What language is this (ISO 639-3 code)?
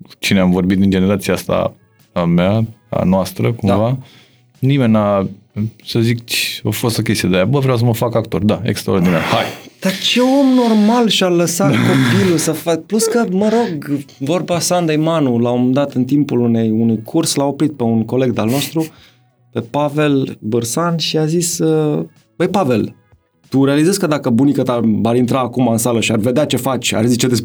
ron